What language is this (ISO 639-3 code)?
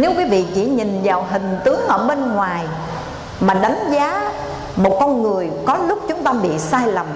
vie